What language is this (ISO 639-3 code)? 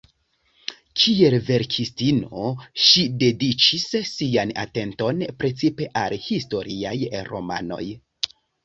epo